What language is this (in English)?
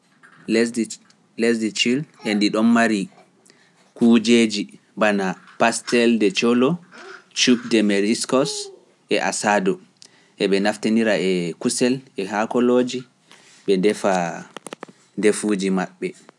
Pular